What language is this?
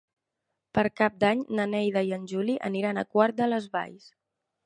Catalan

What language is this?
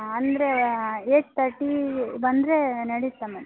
Kannada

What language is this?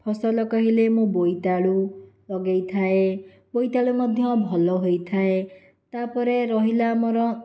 Odia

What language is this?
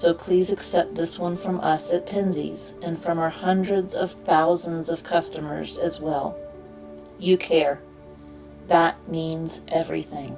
English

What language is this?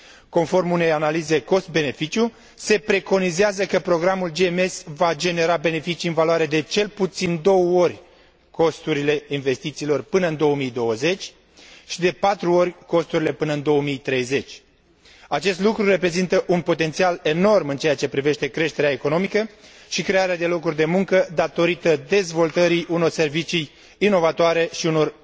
Romanian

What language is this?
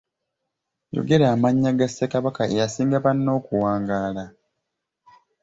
Ganda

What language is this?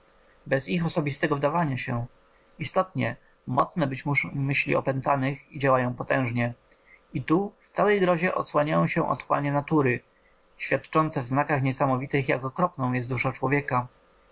Polish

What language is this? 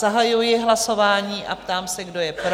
Czech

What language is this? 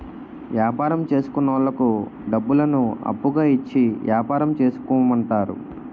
Telugu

